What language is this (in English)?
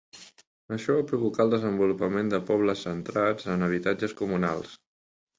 Catalan